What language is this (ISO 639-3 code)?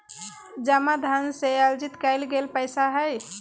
mag